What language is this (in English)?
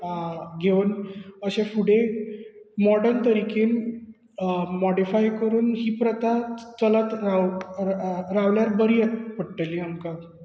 Konkani